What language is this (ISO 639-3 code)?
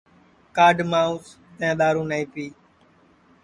ssi